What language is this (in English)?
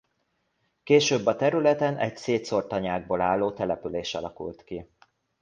Hungarian